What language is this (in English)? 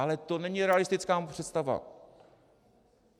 Czech